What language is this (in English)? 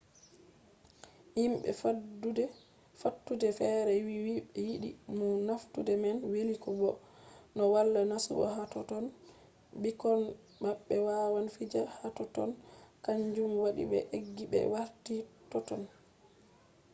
Fula